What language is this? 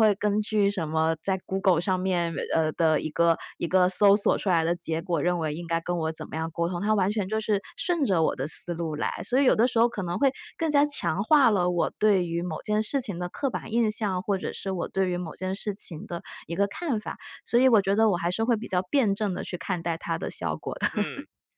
Chinese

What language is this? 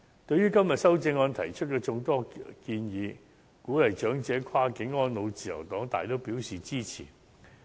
Cantonese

